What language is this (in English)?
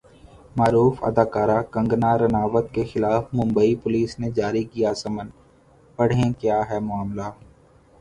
Urdu